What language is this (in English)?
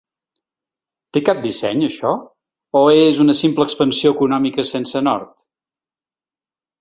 Catalan